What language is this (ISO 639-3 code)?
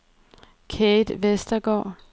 dan